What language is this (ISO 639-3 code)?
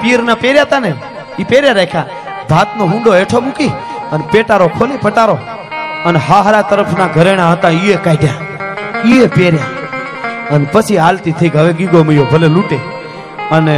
guj